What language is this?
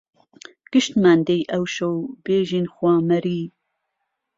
Central Kurdish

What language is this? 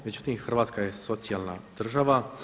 Croatian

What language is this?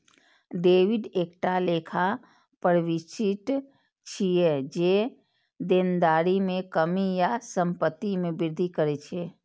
Maithili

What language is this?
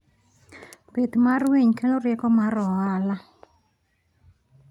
Luo (Kenya and Tanzania)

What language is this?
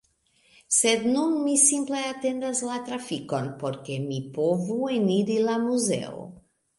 Esperanto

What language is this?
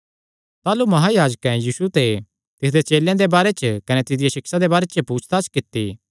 Kangri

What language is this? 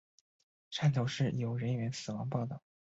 Chinese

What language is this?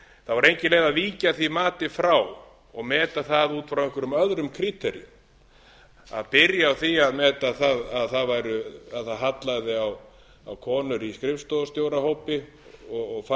Icelandic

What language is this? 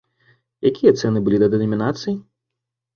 Belarusian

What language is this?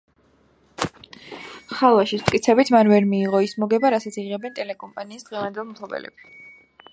Georgian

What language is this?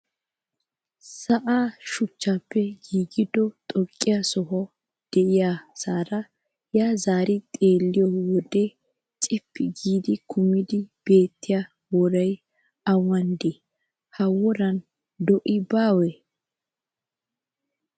Wolaytta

